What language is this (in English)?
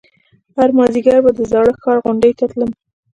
Pashto